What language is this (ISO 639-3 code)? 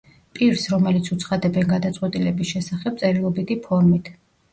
kat